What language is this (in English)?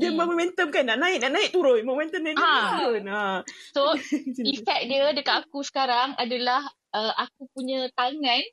Malay